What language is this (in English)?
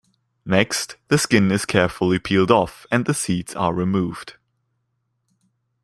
English